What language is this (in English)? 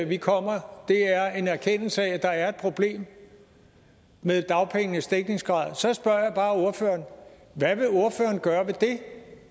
Danish